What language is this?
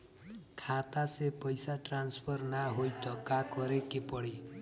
Bhojpuri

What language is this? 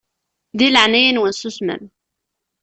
Kabyle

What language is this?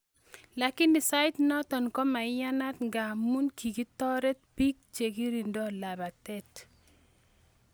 Kalenjin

